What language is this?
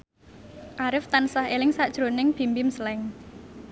Javanese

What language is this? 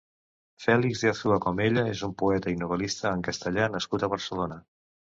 Catalan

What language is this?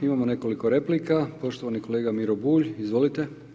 Croatian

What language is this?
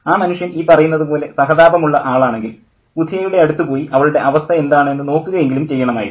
Malayalam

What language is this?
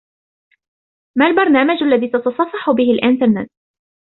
Arabic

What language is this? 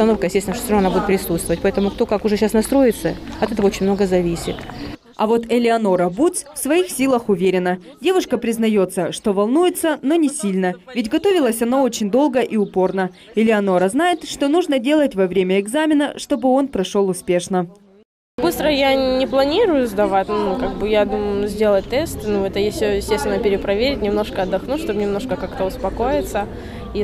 Russian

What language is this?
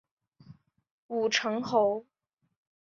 Chinese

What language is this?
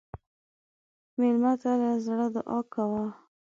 Pashto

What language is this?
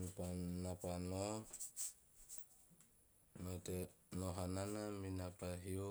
Teop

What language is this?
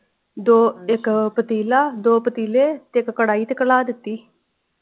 Punjabi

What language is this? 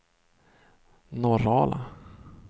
Swedish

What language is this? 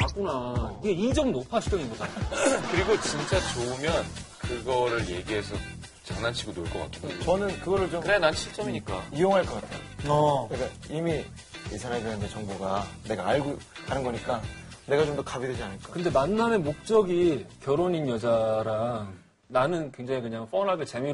Korean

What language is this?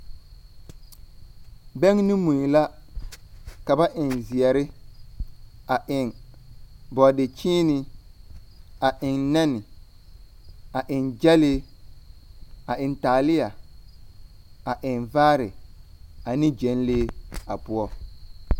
Southern Dagaare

